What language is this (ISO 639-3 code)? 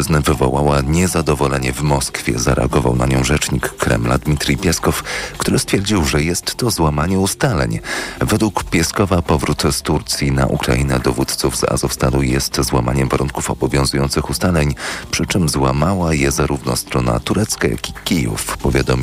pol